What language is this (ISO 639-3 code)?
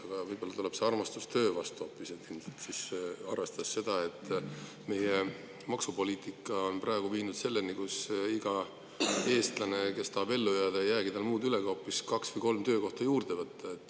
est